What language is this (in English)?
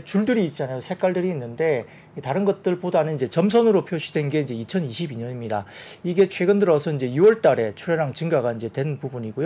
Korean